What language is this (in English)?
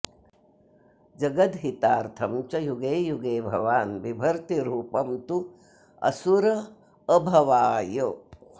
Sanskrit